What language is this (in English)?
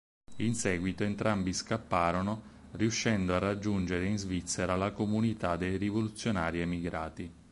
Italian